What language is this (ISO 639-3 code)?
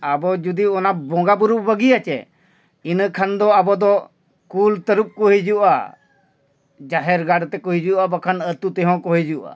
sat